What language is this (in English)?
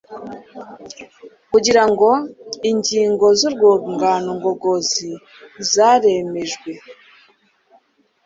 Kinyarwanda